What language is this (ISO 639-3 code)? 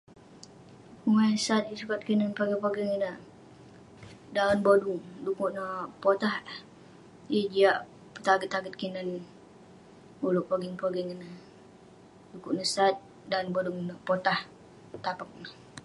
pne